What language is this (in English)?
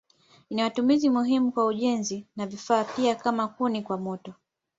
Swahili